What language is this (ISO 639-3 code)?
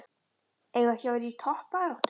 isl